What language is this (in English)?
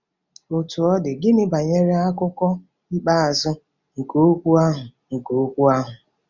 Igbo